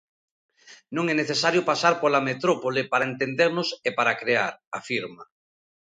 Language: Galician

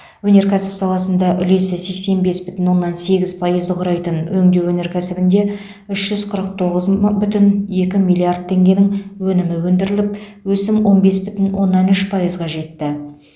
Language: Kazakh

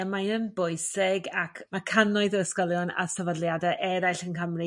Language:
Welsh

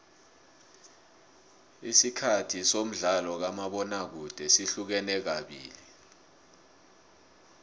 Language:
South Ndebele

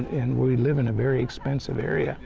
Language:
English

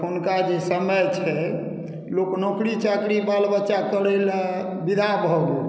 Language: Maithili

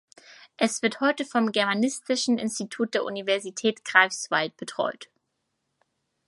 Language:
German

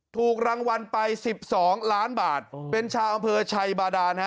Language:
Thai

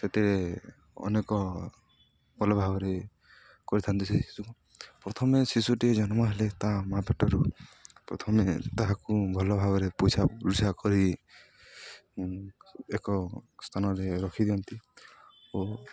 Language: Odia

